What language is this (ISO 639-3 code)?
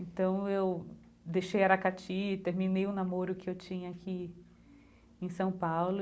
por